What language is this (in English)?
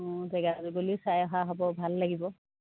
Assamese